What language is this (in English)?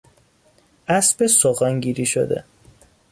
Persian